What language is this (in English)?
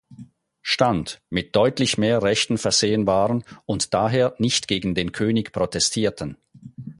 German